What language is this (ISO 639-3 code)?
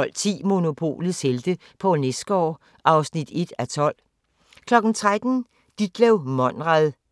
dan